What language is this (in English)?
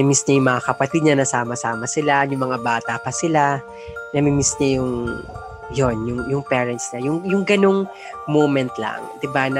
Filipino